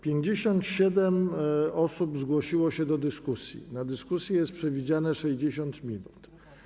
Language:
Polish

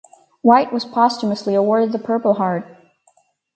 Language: English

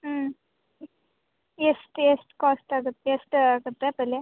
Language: Kannada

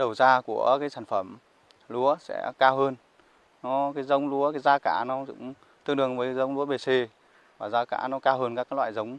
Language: Vietnamese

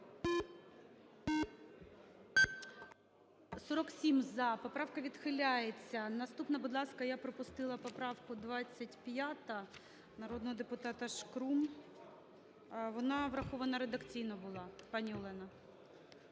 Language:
Ukrainian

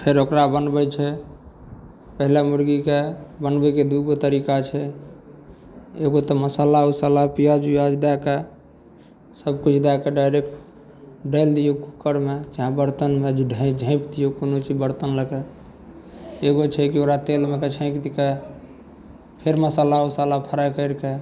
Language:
Maithili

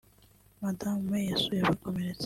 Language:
Kinyarwanda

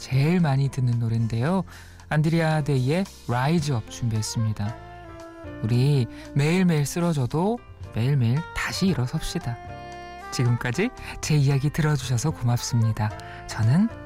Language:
Korean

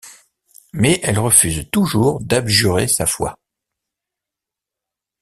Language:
French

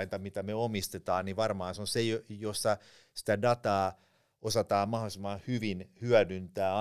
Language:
Finnish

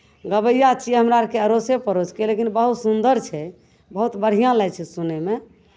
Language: Maithili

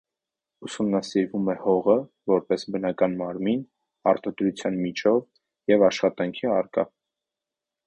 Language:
Armenian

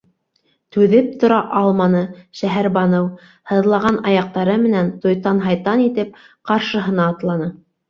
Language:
Bashkir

